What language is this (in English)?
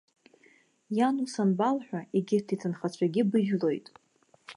Abkhazian